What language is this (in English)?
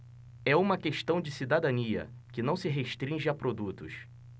Portuguese